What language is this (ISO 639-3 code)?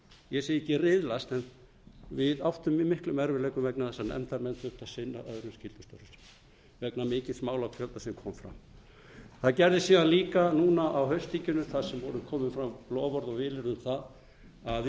isl